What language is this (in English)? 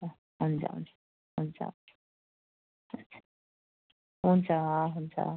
Nepali